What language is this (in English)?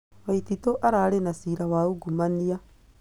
Kikuyu